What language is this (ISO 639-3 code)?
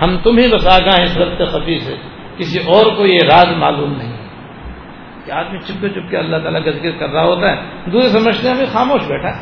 urd